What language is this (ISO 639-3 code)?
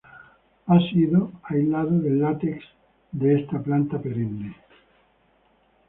spa